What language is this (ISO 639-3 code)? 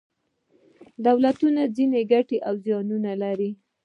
pus